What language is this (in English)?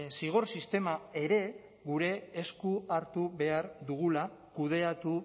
Basque